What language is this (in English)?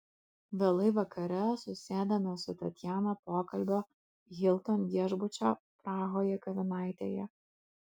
Lithuanian